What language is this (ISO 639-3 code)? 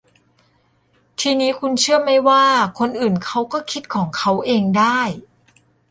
tha